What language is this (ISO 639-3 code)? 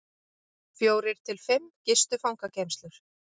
isl